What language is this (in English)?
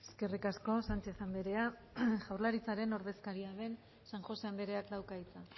Basque